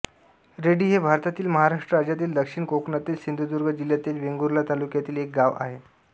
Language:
Marathi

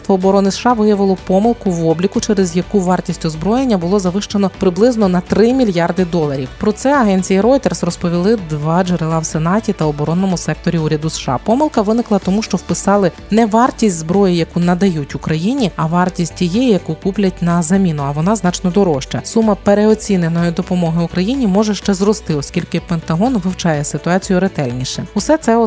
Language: Ukrainian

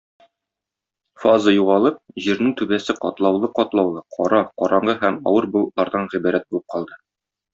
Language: Tatar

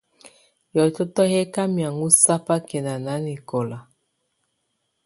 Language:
Tunen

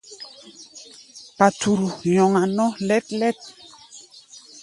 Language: Gbaya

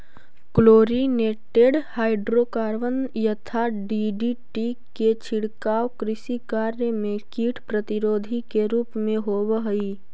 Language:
Magahi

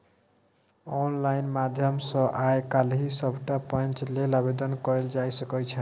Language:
Maithili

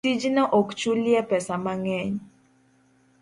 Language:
Luo (Kenya and Tanzania)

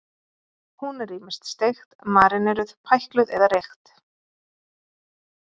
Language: Icelandic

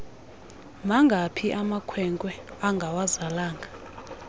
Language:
Xhosa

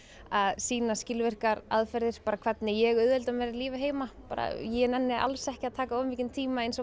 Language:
Icelandic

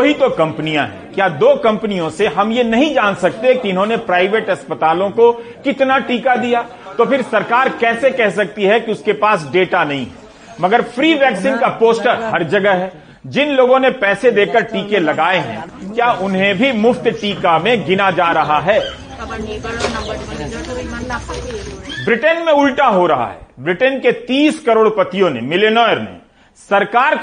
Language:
Hindi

